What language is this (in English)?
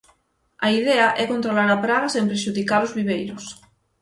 Galician